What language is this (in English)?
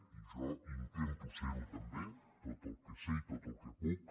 Catalan